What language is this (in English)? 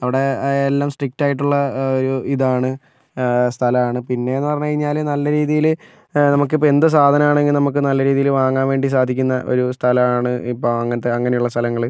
Malayalam